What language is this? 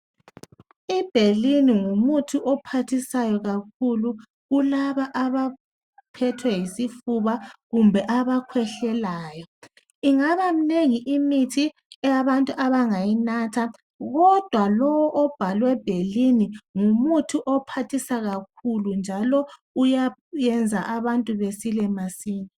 North Ndebele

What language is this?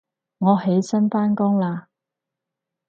Cantonese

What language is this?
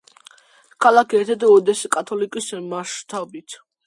Georgian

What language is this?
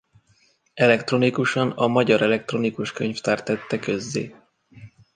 Hungarian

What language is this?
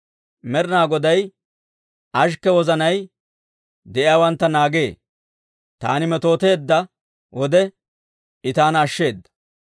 Dawro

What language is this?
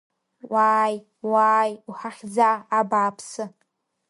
Abkhazian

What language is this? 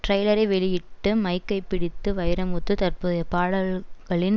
Tamil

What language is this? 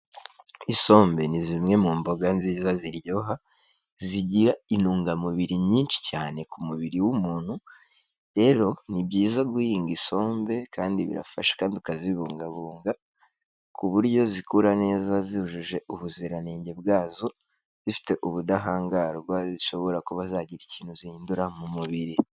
Kinyarwanda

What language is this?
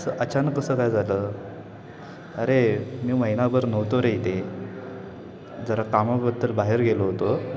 Marathi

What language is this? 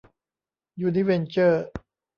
Thai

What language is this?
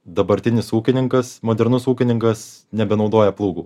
Lithuanian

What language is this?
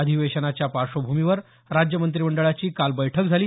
Marathi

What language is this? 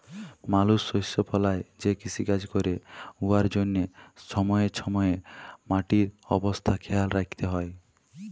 Bangla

